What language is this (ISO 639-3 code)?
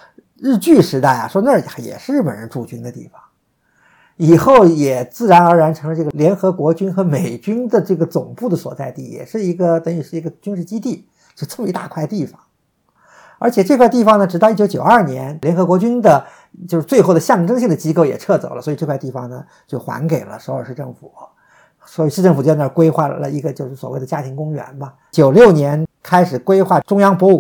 zho